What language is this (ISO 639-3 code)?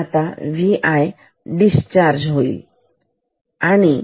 mar